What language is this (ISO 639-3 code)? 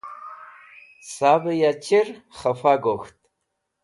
wbl